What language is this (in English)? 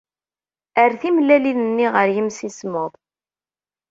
Kabyle